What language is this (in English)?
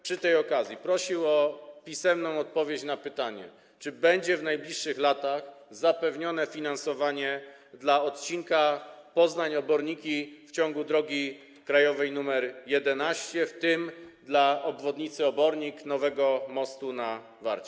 Polish